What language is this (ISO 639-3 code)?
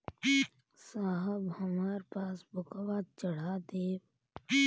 bho